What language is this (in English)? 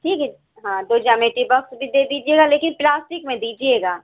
Urdu